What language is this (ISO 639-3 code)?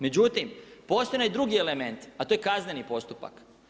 hrv